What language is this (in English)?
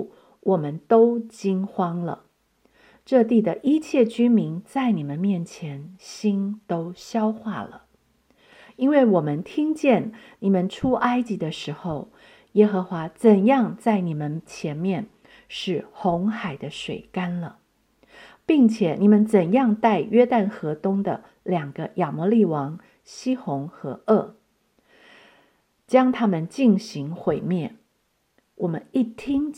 Chinese